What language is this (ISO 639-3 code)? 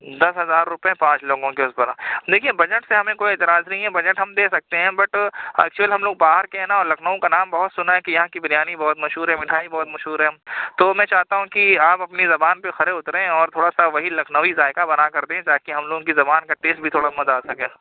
urd